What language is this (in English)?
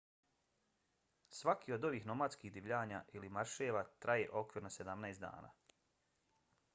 Bosnian